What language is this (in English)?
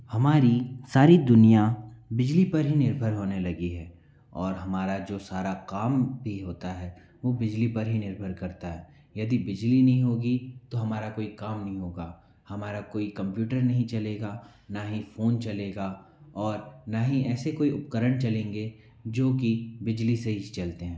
Hindi